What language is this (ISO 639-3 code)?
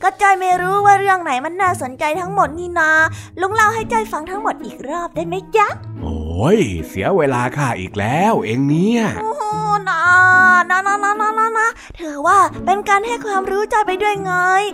tha